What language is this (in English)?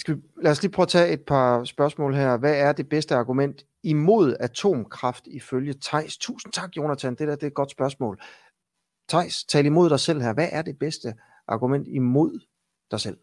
Danish